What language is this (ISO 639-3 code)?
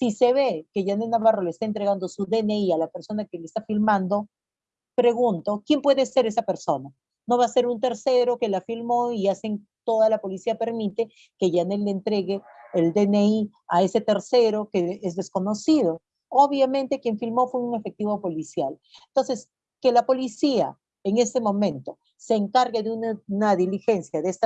spa